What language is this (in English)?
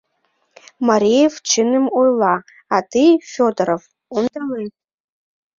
Mari